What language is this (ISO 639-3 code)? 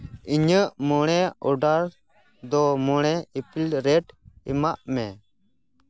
sat